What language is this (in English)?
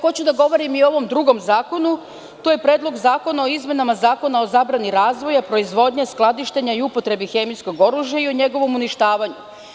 Serbian